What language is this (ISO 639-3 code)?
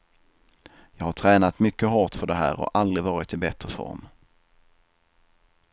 swe